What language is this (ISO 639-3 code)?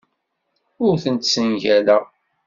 kab